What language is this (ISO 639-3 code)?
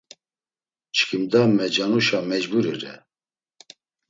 lzz